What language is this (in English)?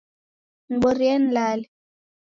Taita